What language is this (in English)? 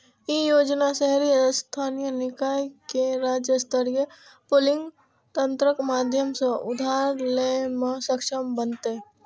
Maithili